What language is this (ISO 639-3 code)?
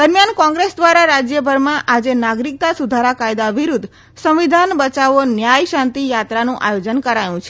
guj